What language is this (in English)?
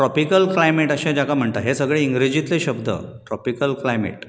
Konkani